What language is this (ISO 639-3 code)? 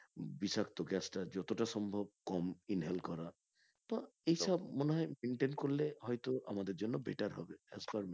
ben